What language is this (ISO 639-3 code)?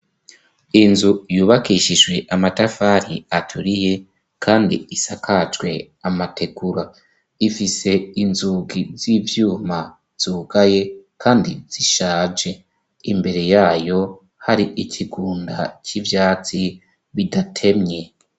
run